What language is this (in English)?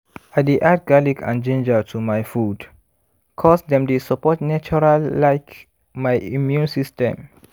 Nigerian Pidgin